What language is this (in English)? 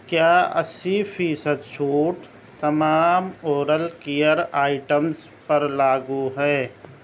Urdu